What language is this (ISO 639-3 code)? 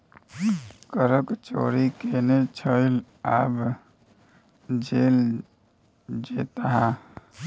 mai